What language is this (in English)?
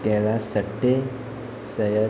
Konkani